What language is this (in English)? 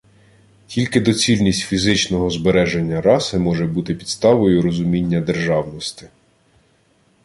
Ukrainian